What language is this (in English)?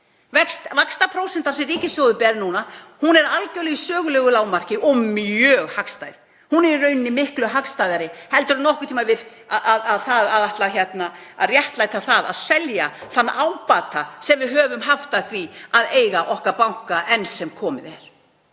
Icelandic